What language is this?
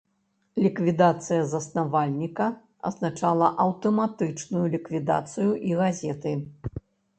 Belarusian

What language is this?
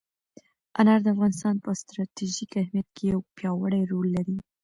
Pashto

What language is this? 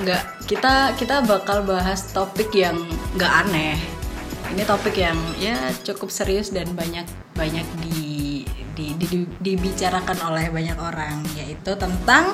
Indonesian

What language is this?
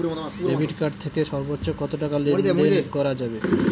Bangla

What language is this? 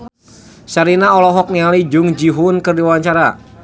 Sundanese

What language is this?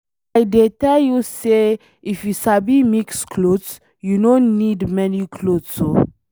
Nigerian Pidgin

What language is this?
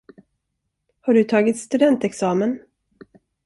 Swedish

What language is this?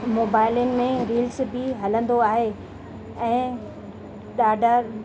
Sindhi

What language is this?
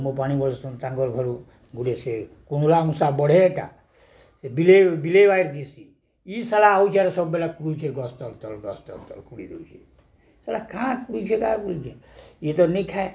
Odia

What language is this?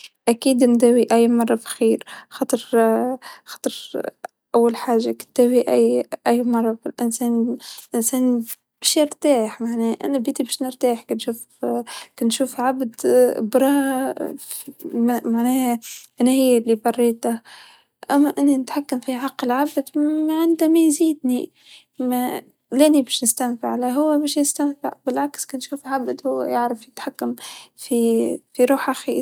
Tunisian Arabic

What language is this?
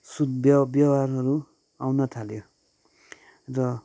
Nepali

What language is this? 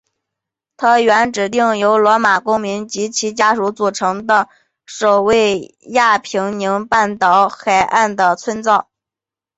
Chinese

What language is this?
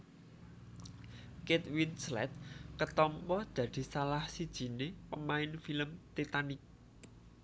Javanese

